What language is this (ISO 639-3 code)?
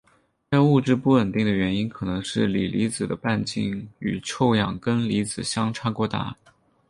zho